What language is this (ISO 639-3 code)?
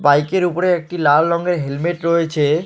ben